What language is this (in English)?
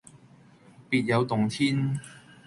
Cantonese